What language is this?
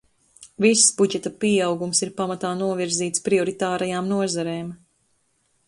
Latvian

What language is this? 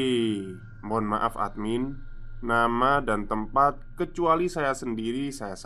Indonesian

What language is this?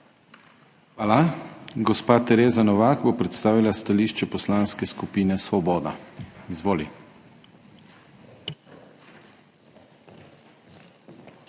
Slovenian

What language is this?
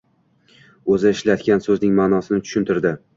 Uzbek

